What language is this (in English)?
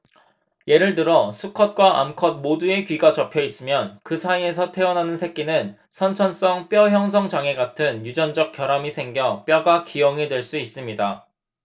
Korean